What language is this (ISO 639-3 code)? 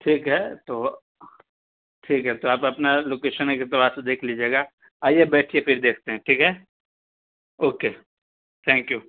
urd